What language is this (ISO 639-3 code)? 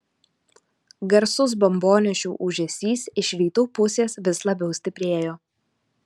lit